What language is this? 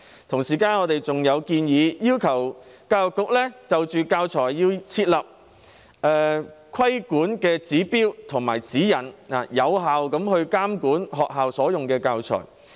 Cantonese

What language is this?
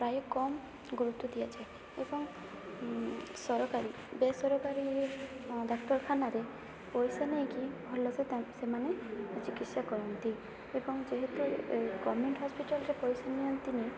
Odia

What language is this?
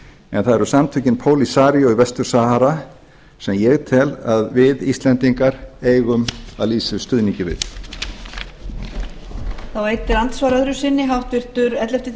Icelandic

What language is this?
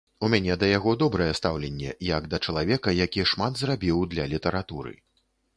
Belarusian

